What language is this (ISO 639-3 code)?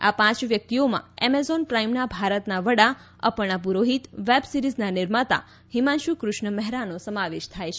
guj